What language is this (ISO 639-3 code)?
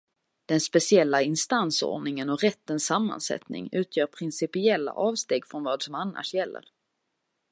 swe